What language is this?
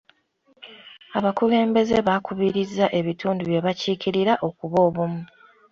Ganda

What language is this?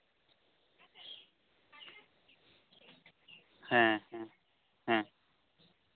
Santali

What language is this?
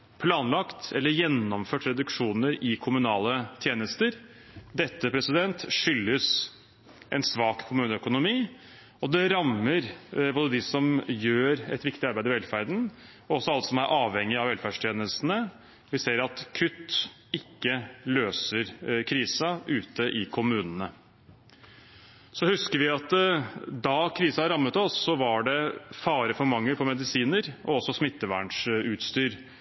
Norwegian Bokmål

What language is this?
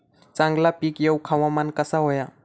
Marathi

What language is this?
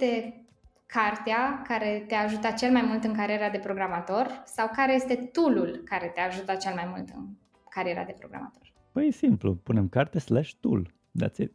Romanian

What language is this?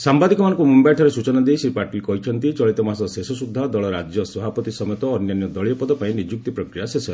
Odia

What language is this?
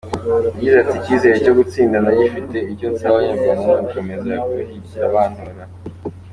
Kinyarwanda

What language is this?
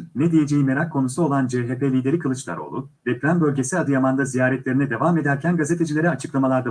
Turkish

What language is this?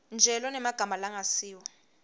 Swati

